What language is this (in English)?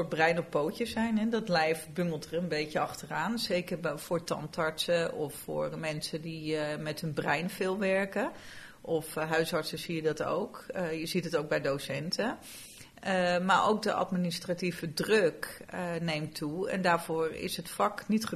Dutch